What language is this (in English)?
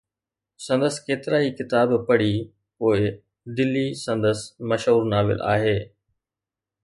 Sindhi